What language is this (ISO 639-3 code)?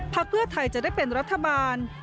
tha